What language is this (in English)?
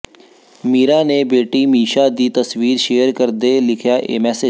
Punjabi